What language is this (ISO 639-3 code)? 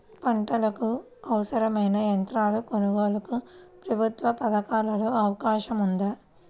tel